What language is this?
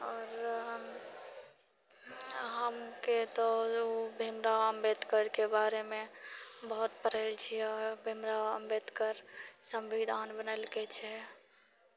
Maithili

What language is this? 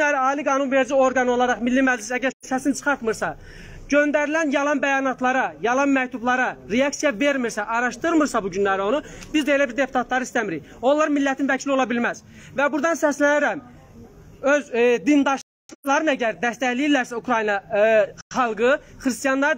Turkish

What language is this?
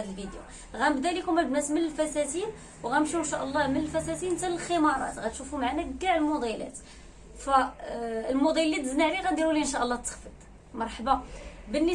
Arabic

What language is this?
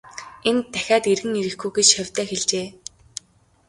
Mongolian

